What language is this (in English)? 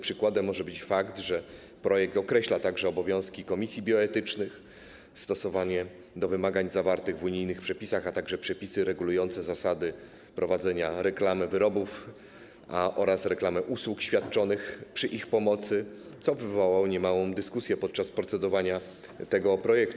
Polish